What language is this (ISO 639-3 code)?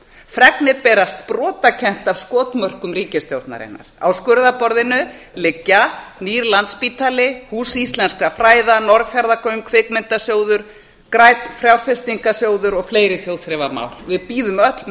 isl